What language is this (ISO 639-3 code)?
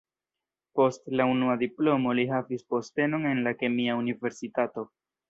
epo